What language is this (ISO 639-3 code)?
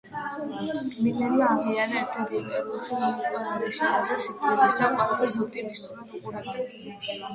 kat